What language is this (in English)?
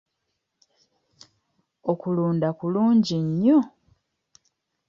Ganda